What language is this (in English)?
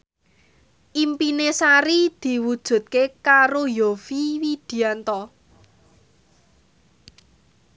Javanese